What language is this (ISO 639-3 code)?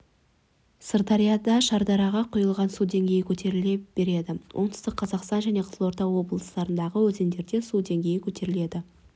kaz